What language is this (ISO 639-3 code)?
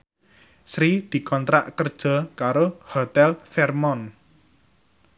jav